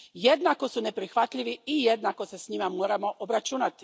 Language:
Croatian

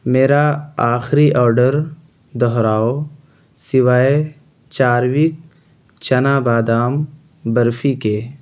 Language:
Urdu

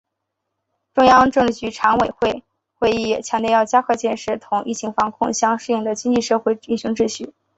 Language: Chinese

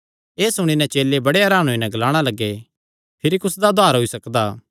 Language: Kangri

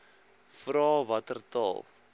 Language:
Afrikaans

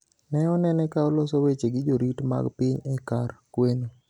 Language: Luo (Kenya and Tanzania)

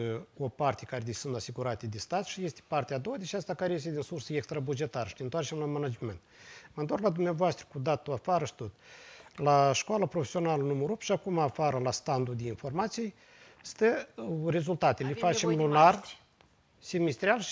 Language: Romanian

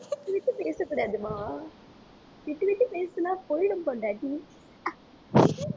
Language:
Tamil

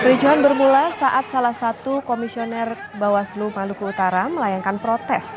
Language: Indonesian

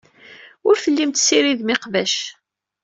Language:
Kabyle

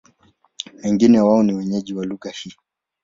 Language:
Swahili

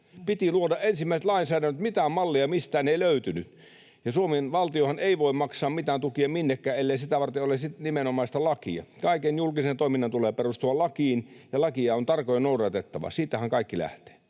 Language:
Finnish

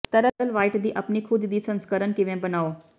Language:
Punjabi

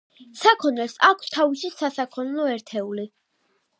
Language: Georgian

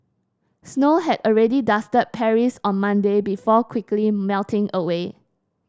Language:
English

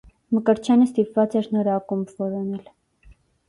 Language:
Armenian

